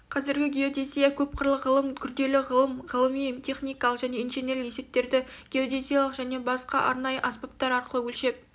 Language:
Kazakh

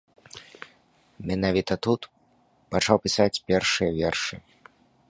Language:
Belarusian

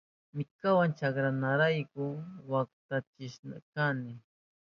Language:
Southern Pastaza Quechua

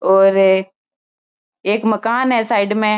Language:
Marwari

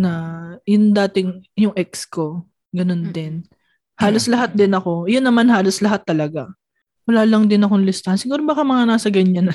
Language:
Filipino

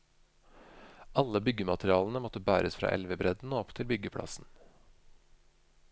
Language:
Norwegian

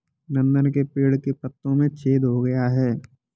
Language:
Hindi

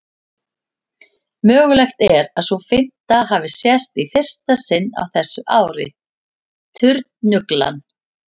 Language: Icelandic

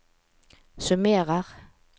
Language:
Norwegian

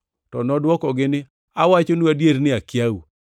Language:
Luo (Kenya and Tanzania)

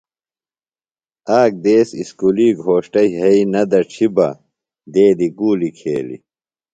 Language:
Phalura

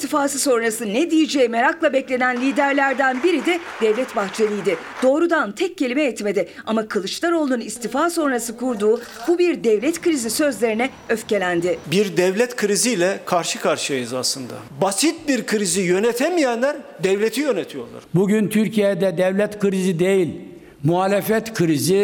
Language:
Turkish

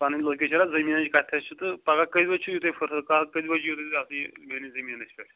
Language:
Kashmiri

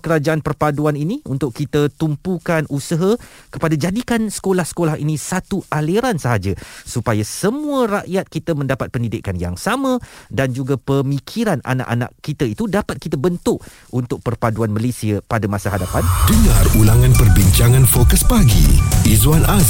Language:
Malay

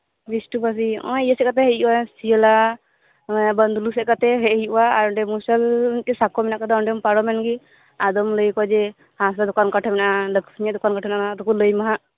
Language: Santali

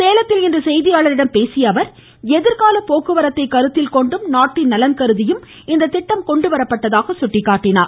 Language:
Tamil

